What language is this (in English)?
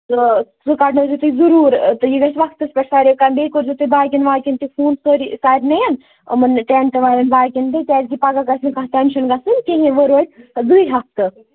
Kashmiri